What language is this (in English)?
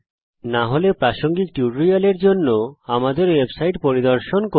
Bangla